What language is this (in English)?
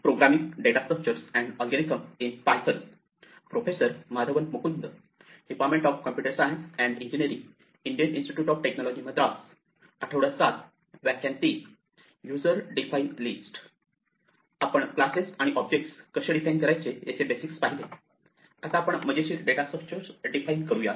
Marathi